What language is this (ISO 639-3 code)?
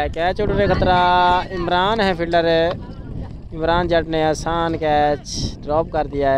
hin